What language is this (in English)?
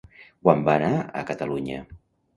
Catalan